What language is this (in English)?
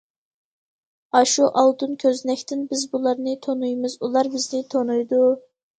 Uyghur